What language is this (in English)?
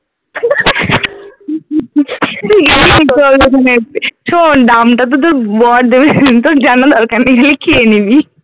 Bangla